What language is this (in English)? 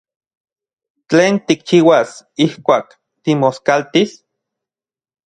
Central Puebla Nahuatl